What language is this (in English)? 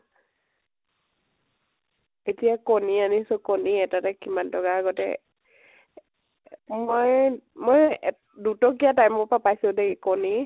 Assamese